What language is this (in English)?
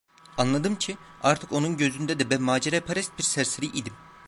Turkish